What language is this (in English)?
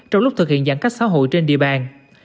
Vietnamese